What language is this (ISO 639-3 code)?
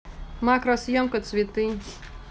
rus